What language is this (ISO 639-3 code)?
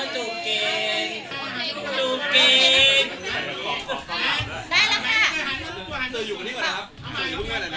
tha